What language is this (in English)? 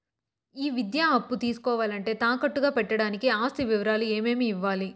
Telugu